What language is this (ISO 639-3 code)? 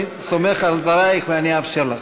heb